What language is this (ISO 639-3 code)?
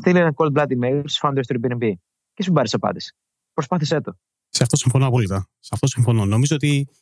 ell